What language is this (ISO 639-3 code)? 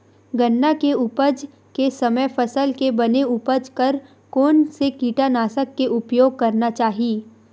hne